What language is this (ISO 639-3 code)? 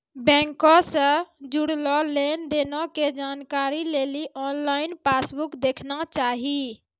mai